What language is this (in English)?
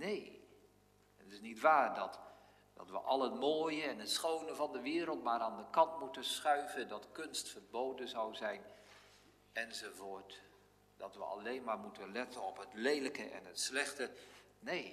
Dutch